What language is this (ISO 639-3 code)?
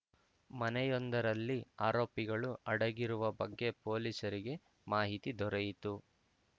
kan